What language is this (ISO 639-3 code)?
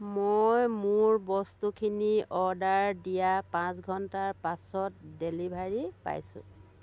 asm